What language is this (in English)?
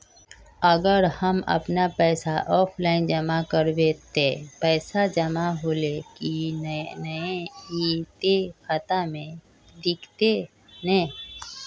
Magahi